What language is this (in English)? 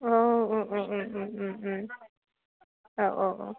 Bodo